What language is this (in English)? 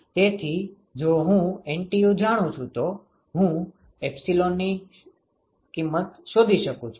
Gujarati